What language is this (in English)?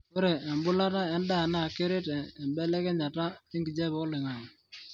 Masai